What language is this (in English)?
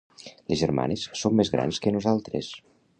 Catalan